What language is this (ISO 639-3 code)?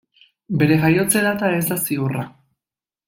eus